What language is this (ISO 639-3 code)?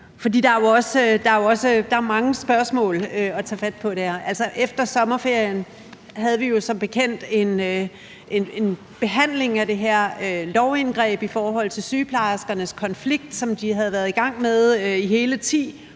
dan